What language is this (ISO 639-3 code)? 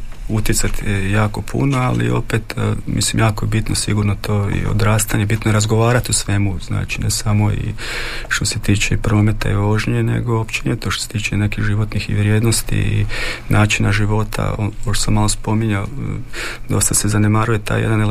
hrv